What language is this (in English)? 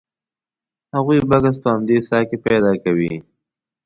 Pashto